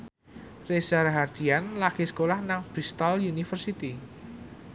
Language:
Javanese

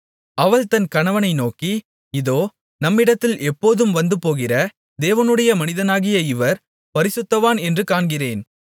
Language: Tamil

